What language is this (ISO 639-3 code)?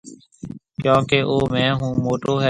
mve